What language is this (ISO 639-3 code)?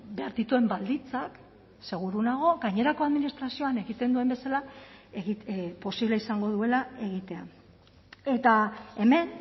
eus